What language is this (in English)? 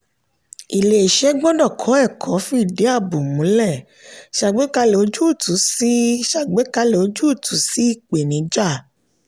Yoruba